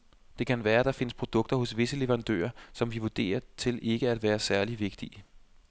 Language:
Danish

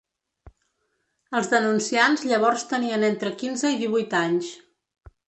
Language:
Catalan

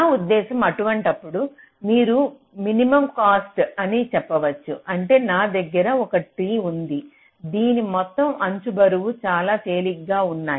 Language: Telugu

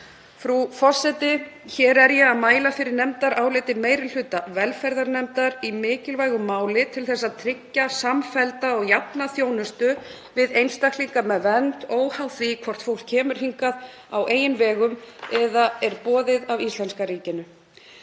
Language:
Icelandic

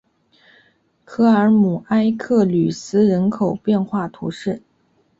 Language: Chinese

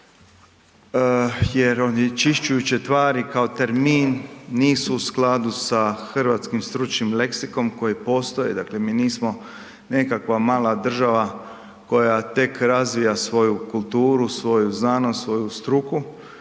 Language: Croatian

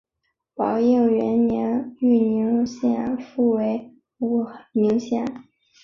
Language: Chinese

